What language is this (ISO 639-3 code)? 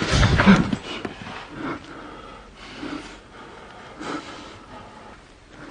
kor